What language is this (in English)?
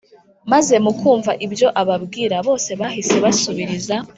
Kinyarwanda